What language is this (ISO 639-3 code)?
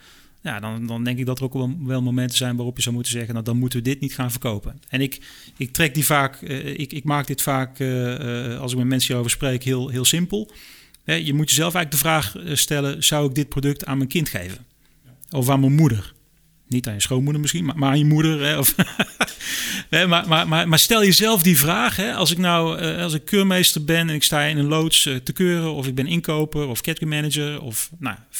nld